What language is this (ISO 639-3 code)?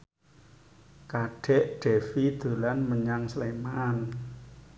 jav